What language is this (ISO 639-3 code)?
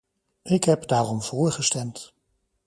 nld